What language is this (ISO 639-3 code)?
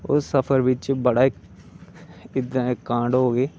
doi